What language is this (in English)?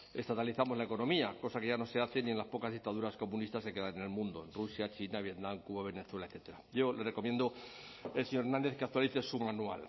Spanish